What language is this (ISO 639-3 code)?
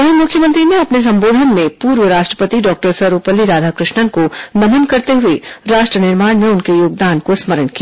hin